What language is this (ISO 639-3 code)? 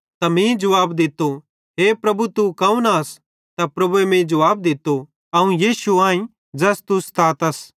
bhd